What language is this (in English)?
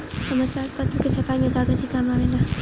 Bhojpuri